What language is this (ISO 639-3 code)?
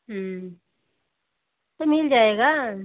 hin